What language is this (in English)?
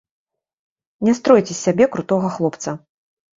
Belarusian